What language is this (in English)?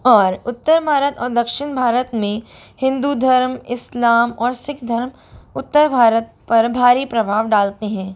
Hindi